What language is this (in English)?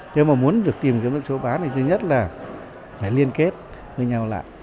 Vietnamese